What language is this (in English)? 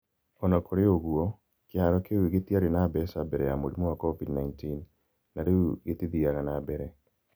Kikuyu